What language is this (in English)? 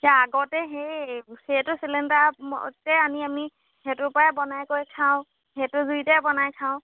Assamese